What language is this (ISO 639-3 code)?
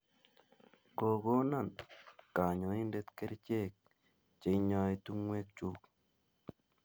kln